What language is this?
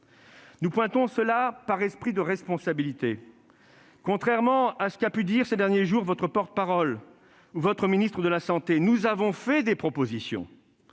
French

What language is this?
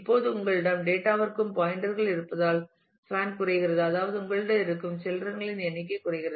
Tamil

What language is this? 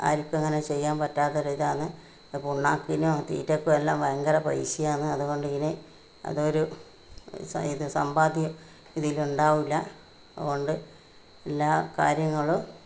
Malayalam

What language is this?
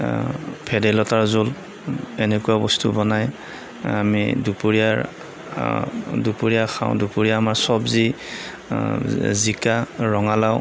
Assamese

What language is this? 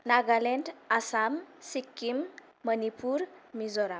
Bodo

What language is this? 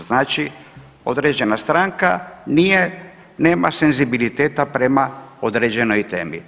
Croatian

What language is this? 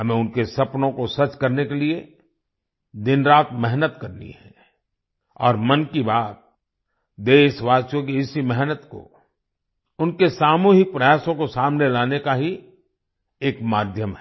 Hindi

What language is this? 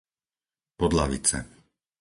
Slovak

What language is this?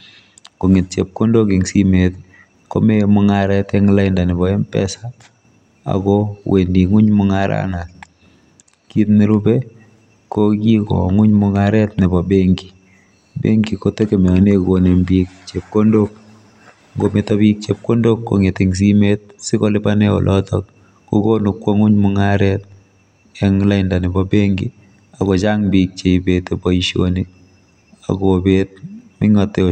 Kalenjin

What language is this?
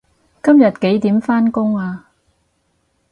Cantonese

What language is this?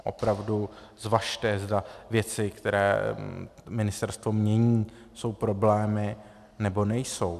Czech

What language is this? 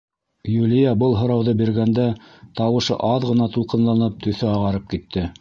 Bashkir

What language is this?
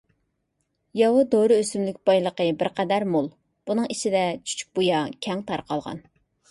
Uyghur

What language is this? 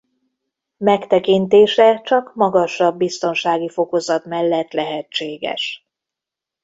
Hungarian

